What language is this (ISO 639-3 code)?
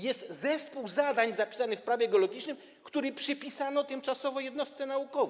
pol